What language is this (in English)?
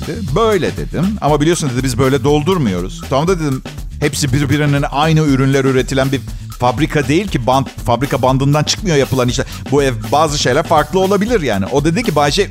Turkish